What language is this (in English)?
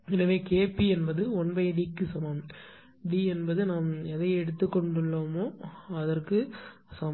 Tamil